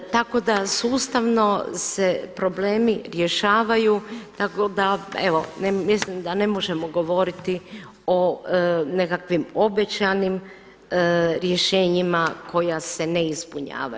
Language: Croatian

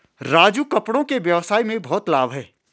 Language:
Hindi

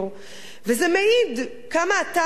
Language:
Hebrew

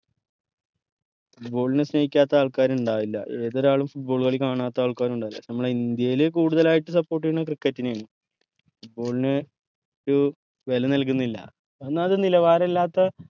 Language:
Malayalam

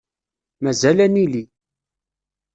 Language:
Kabyle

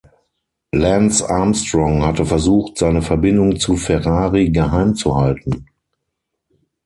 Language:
German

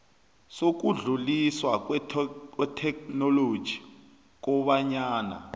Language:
South Ndebele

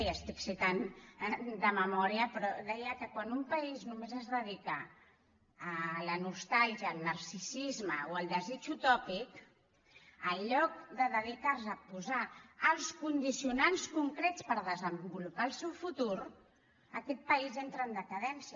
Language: Catalan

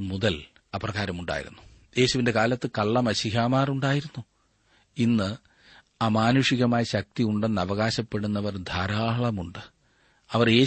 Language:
Malayalam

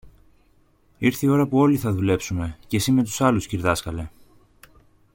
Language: Greek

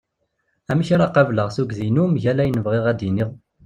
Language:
Kabyle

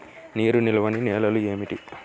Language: Telugu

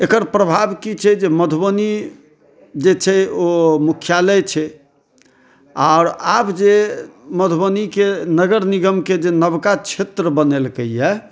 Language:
Maithili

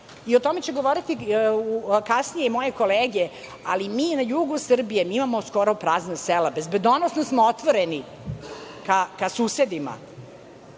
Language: Serbian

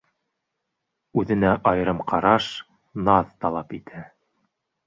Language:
Bashkir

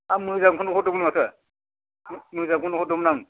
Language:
Bodo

